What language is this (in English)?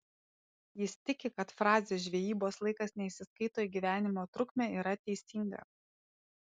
Lithuanian